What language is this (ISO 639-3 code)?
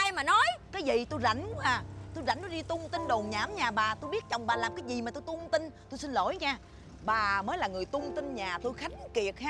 vie